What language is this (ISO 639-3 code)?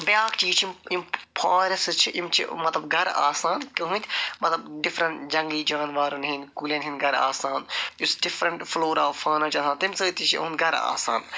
kas